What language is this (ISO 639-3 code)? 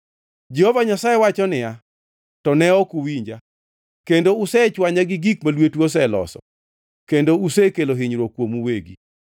luo